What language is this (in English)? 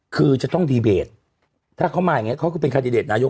Thai